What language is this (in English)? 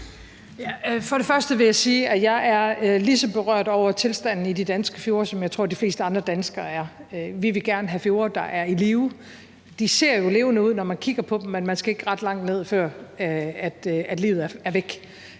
Danish